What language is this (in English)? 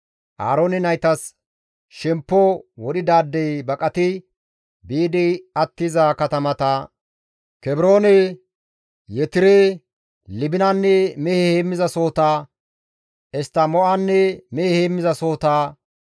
Gamo